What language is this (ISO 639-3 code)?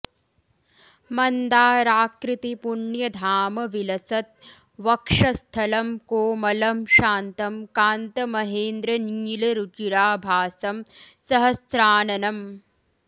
san